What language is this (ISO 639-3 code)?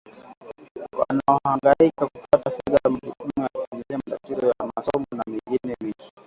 swa